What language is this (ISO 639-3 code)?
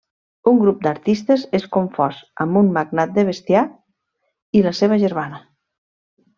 cat